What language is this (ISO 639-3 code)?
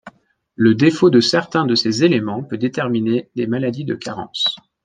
fra